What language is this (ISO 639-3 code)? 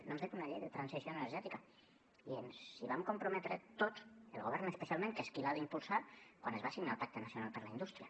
cat